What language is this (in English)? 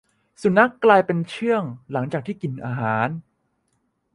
Thai